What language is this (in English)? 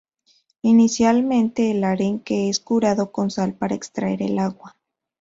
Spanish